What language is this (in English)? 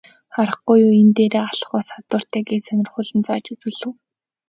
Mongolian